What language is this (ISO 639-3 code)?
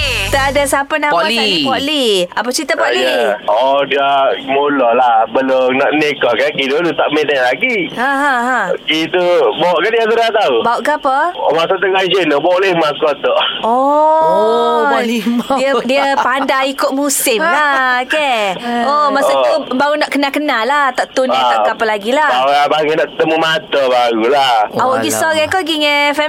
msa